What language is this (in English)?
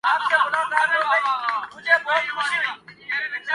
Urdu